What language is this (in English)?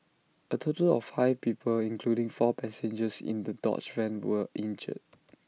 English